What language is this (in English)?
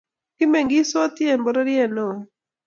Kalenjin